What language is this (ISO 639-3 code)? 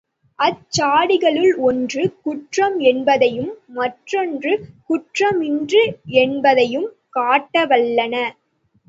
tam